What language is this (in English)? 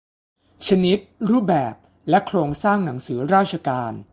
Thai